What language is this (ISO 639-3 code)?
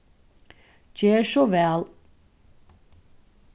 fao